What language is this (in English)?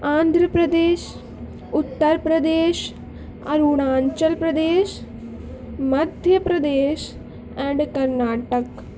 Urdu